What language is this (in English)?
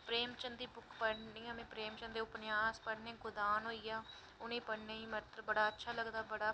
Dogri